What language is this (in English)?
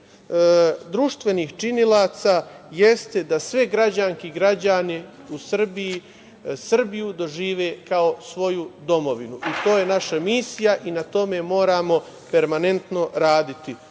Serbian